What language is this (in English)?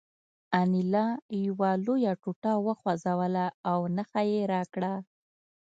Pashto